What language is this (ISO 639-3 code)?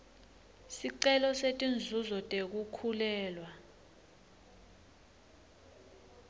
ssw